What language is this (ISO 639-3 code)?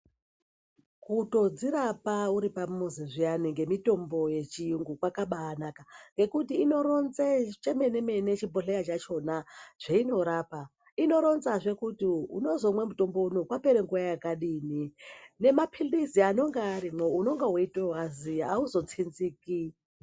ndc